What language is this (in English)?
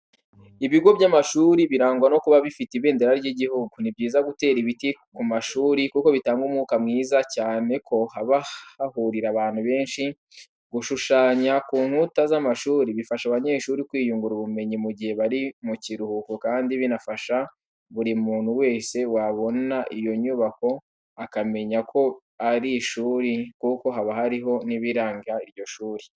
Kinyarwanda